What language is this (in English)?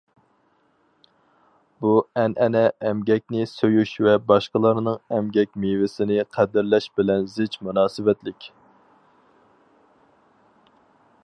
Uyghur